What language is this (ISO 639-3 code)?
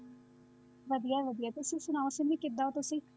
pan